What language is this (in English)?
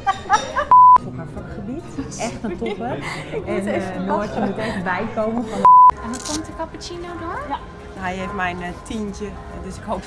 Dutch